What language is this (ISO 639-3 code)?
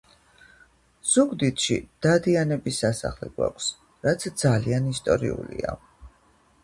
kat